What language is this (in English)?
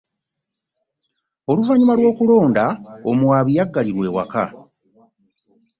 Ganda